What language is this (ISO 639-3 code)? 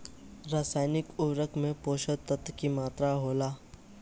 bho